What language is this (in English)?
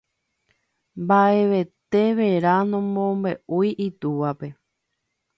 Guarani